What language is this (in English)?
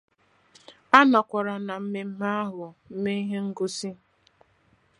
Igbo